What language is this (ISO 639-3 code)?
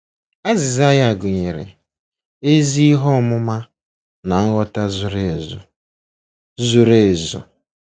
ibo